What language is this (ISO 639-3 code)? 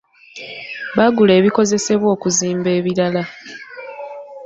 lug